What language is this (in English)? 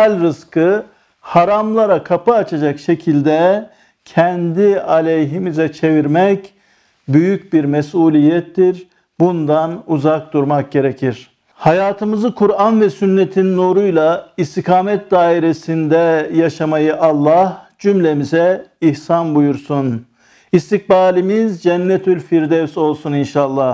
Turkish